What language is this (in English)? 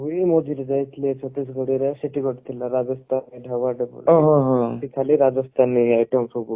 Odia